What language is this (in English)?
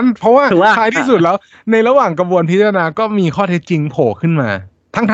Thai